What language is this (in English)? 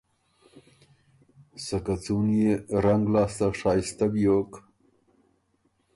Ormuri